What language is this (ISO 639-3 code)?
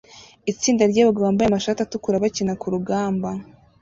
kin